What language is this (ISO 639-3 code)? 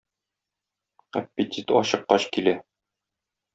tat